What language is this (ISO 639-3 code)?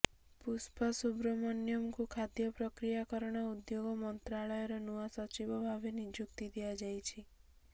ori